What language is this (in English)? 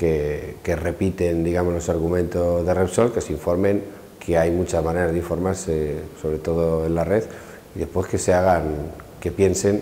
Spanish